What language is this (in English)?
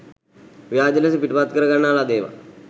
Sinhala